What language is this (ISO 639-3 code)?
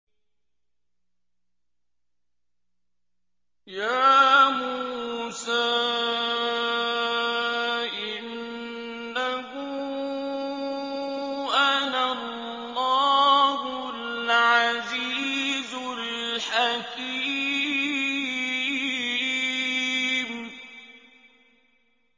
ara